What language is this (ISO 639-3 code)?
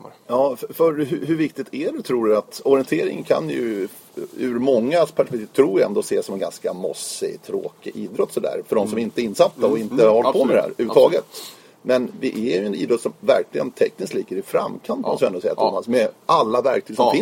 swe